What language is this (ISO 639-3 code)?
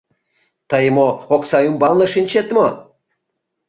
chm